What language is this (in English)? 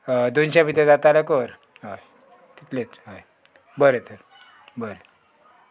Konkani